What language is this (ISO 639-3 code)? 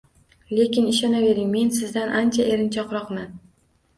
uzb